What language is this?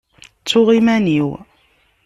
Kabyle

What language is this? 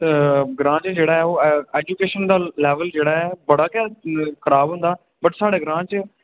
Dogri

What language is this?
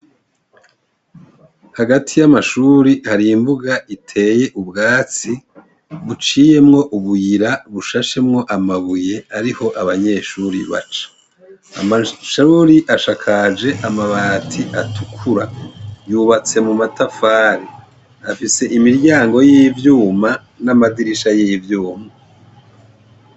Rundi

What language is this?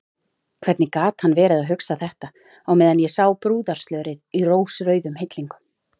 Icelandic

